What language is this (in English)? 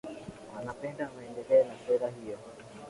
Swahili